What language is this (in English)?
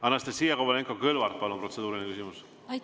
Estonian